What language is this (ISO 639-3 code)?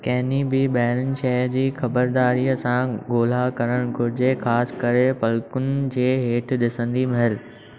snd